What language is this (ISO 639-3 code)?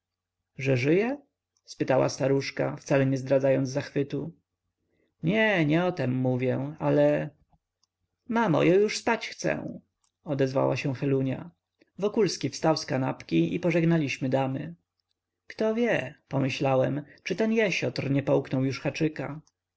pol